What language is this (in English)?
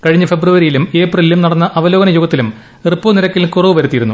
Malayalam